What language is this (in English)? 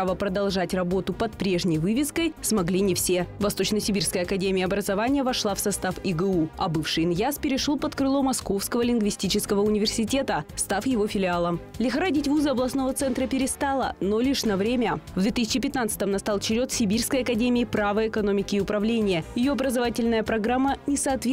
Russian